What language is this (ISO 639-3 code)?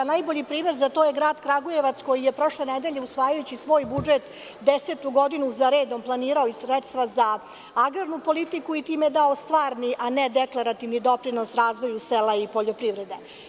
srp